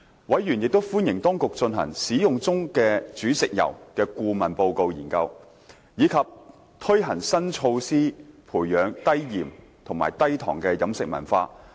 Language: Cantonese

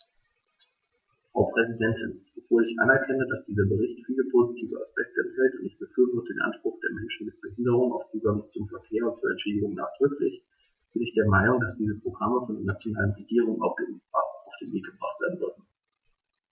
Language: German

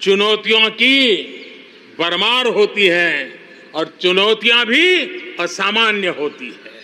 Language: Hindi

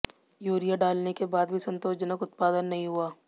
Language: Hindi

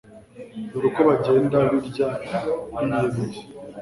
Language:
Kinyarwanda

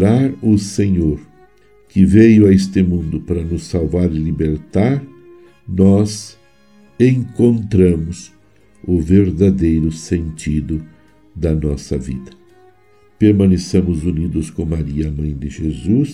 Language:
Portuguese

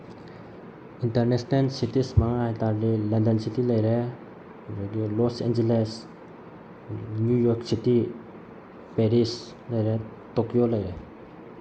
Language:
Manipuri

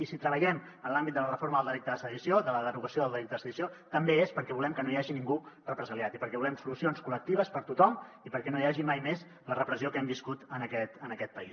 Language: Catalan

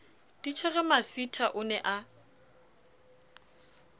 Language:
Southern Sotho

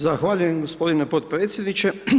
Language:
Croatian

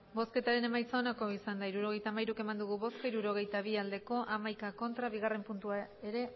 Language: Basque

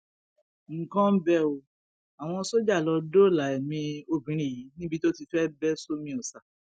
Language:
Yoruba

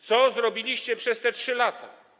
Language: Polish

